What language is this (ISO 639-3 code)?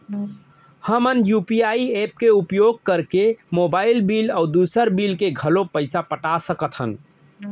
hne